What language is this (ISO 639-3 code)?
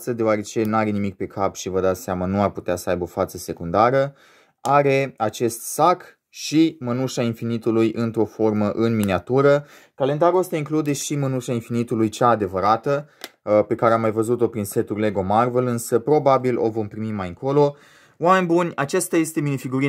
ron